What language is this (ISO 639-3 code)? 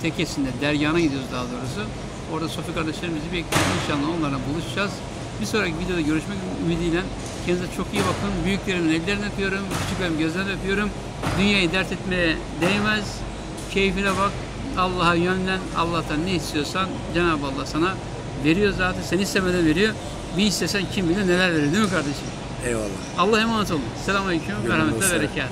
tur